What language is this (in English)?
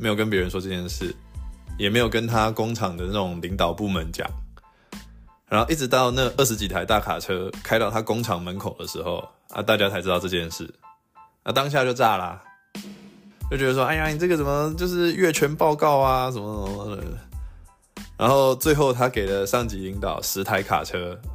Chinese